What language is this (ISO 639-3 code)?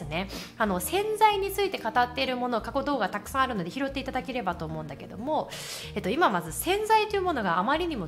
jpn